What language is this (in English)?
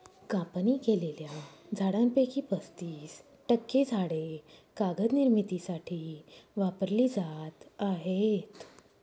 Marathi